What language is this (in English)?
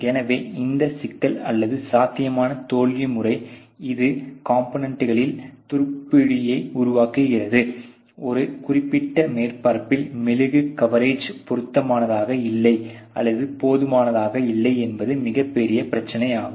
Tamil